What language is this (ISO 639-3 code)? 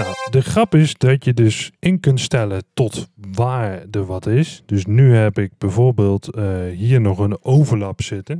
nld